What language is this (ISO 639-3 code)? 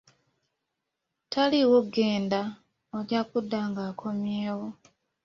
lug